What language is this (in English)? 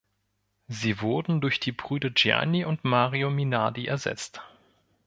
German